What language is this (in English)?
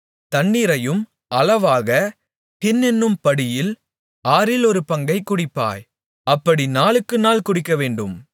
Tamil